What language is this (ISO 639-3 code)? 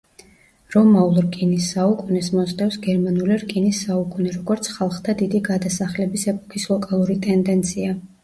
kat